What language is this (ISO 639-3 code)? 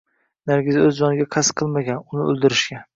uzb